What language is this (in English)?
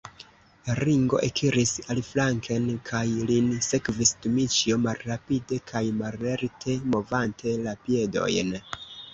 Esperanto